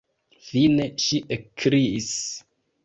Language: Esperanto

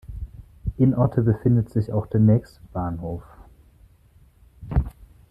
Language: German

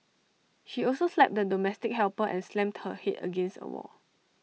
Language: English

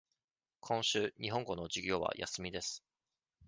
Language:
Japanese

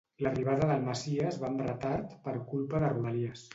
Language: Catalan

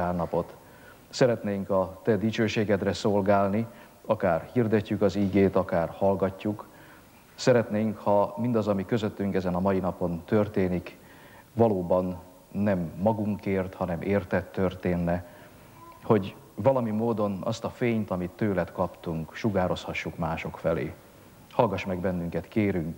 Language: Hungarian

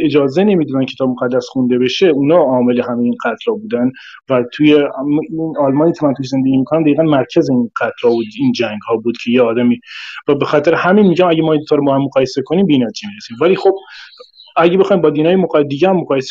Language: Persian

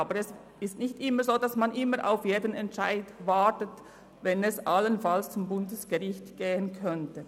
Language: Swiss German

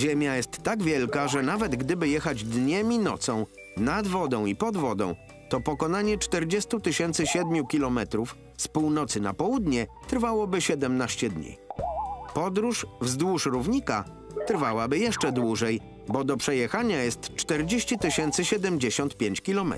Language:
Polish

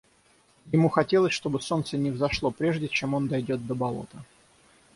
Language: Russian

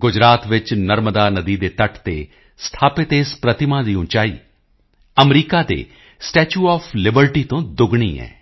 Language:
Punjabi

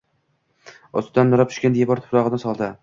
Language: Uzbek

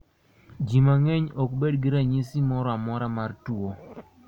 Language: Luo (Kenya and Tanzania)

